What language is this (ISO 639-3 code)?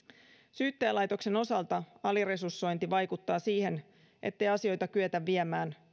fin